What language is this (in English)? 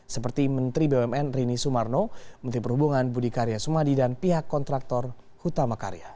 Indonesian